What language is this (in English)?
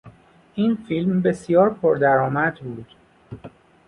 Persian